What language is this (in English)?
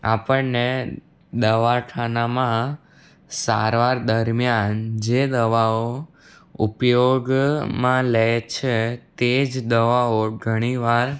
Gujarati